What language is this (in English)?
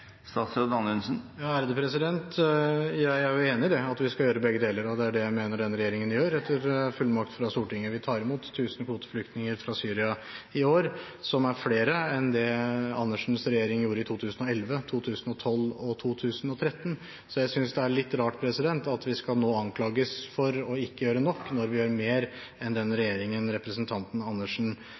Norwegian Bokmål